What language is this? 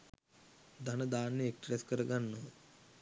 Sinhala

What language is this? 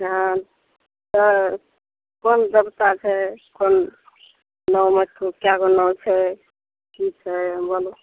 Maithili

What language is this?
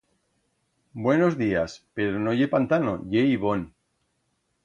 Aragonese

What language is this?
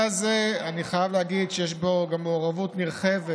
Hebrew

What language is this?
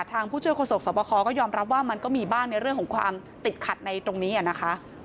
Thai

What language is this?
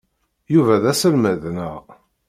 Kabyle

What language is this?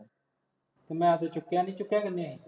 Punjabi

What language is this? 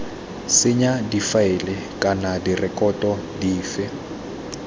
Tswana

